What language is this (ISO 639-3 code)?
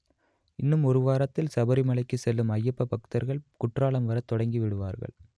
tam